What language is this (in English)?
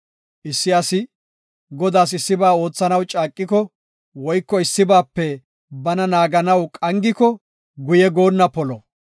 Gofa